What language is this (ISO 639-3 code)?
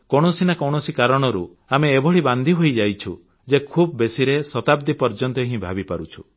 ori